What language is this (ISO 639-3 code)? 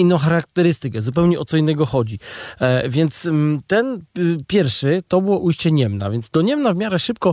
pol